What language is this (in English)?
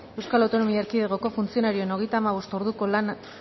Basque